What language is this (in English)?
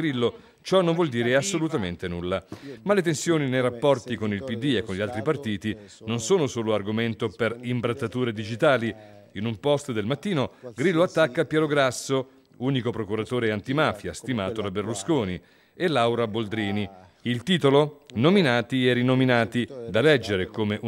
Italian